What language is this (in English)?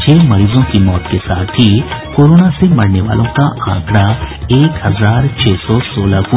Hindi